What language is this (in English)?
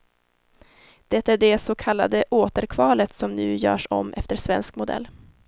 Swedish